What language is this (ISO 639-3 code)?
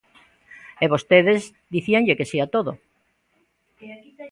glg